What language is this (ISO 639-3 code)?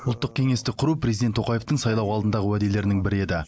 kaz